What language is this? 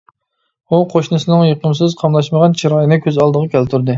Uyghur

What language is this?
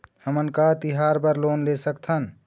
Chhattisgarhi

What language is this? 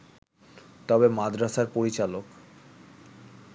Bangla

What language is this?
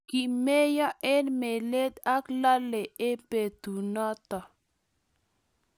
Kalenjin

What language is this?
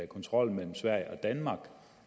Danish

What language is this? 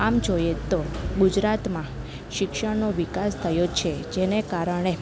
Gujarati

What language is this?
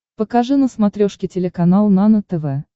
Russian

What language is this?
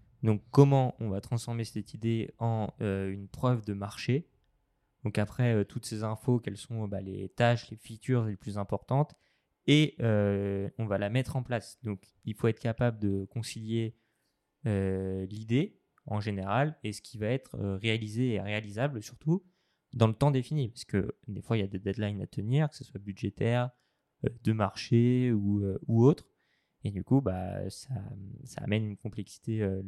French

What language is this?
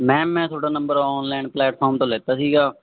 Punjabi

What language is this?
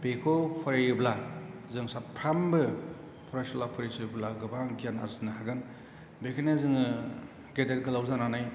Bodo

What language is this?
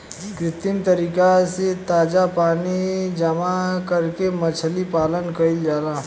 Bhojpuri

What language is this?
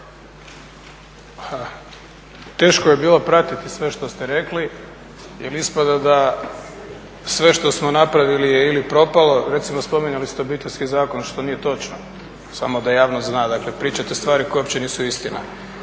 Croatian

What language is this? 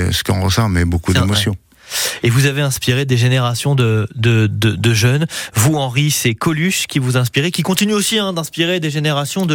French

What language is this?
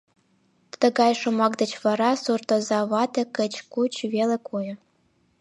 Mari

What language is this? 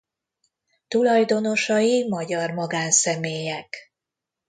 Hungarian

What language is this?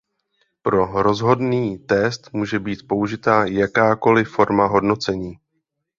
Czech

